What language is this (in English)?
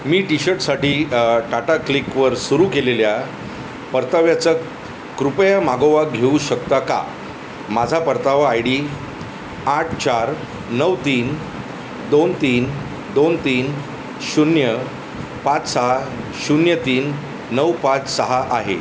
Marathi